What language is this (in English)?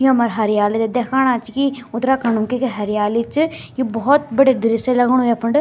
Garhwali